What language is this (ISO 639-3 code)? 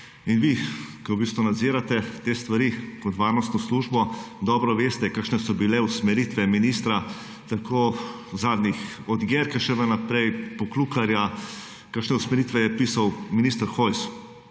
slv